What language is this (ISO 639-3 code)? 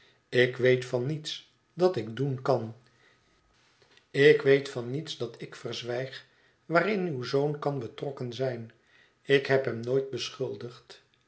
nld